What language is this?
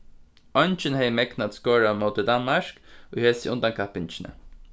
Faroese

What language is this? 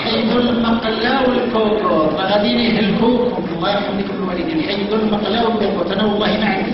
Arabic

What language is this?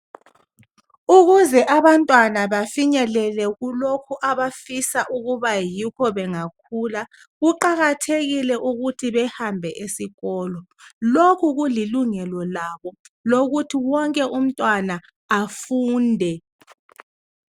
North Ndebele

